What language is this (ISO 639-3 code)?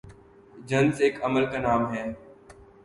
urd